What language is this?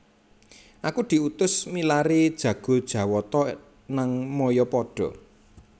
Javanese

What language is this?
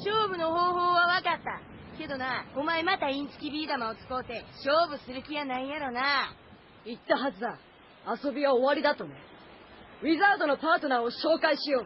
Japanese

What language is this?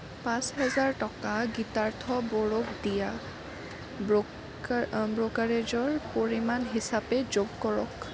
Assamese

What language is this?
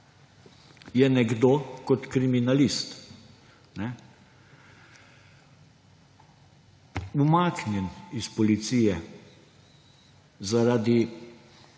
Slovenian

